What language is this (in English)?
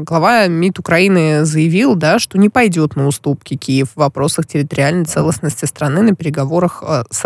Russian